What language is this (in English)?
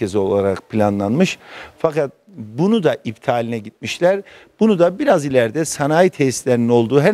Turkish